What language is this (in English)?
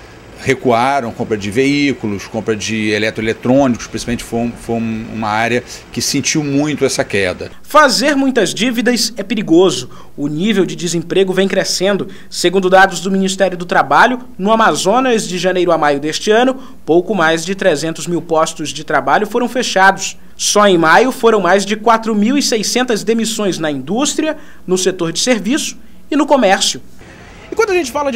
Portuguese